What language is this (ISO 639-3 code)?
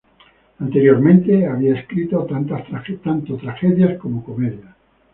spa